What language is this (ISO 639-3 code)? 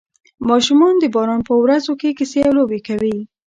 pus